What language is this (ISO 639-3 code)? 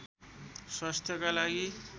nep